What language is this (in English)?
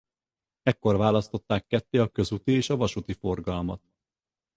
Hungarian